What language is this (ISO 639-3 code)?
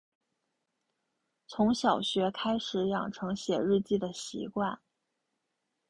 zho